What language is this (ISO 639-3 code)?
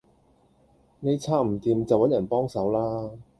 yue